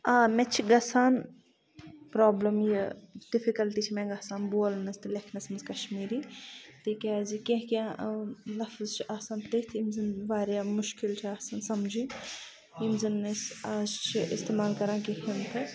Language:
Kashmiri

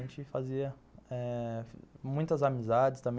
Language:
Portuguese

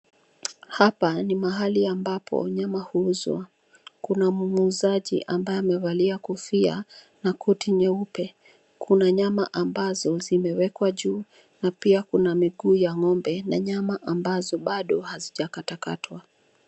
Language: Swahili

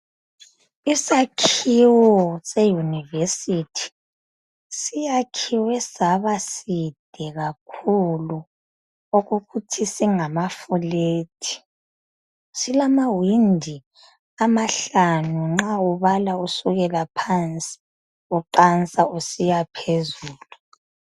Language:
North Ndebele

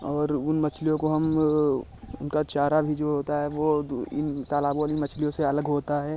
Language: Hindi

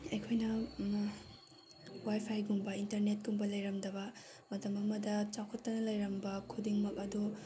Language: Manipuri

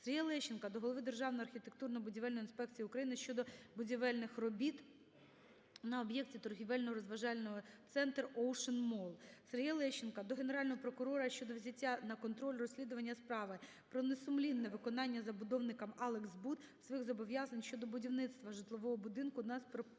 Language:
Ukrainian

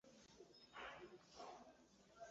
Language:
Kinyarwanda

